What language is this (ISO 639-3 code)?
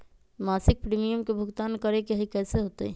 mag